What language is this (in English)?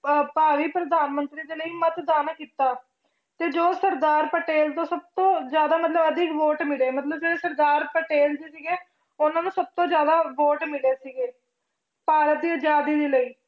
Punjabi